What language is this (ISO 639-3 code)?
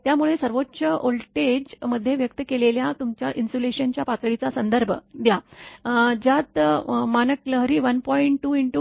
mar